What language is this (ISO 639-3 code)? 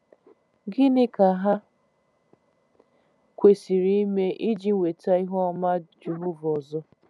ibo